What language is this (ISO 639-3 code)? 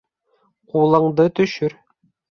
bak